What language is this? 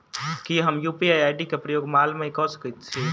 Maithili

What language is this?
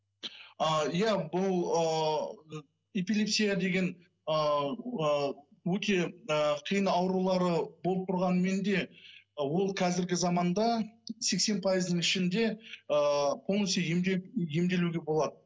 Kazakh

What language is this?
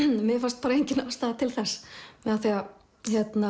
Icelandic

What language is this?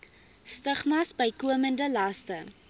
Afrikaans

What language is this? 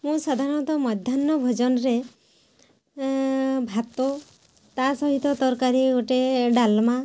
Odia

